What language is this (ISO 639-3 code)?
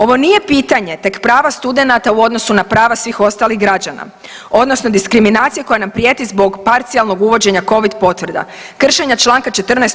hrv